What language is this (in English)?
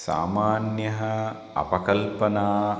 Sanskrit